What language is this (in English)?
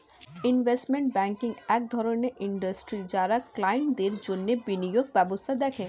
Bangla